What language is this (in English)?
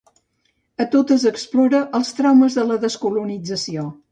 Catalan